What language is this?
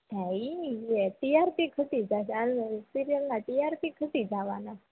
Gujarati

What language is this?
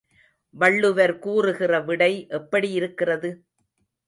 Tamil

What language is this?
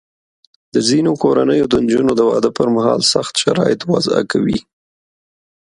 Pashto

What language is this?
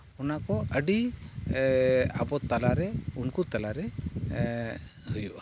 Santali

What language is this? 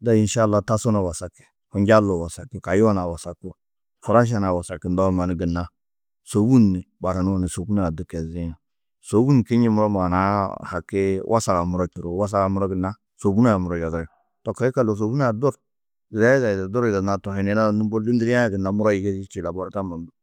Tedaga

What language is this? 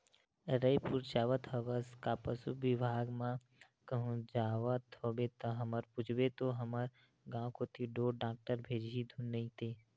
Chhattisgarhi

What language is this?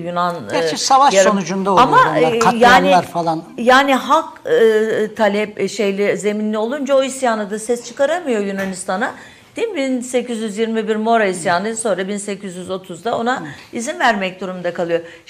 Turkish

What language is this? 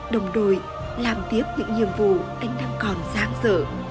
Vietnamese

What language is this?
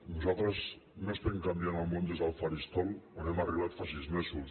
Catalan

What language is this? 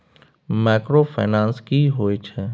Maithili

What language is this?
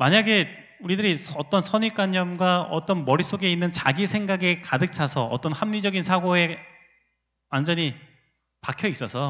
Korean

